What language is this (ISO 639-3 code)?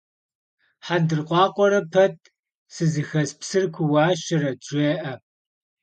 kbd